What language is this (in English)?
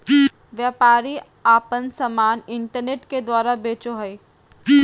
Magahi